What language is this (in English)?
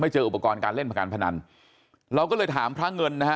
Thai